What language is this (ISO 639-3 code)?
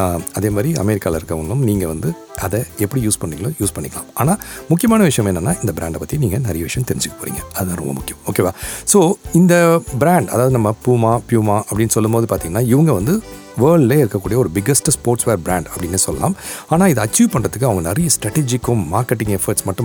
tam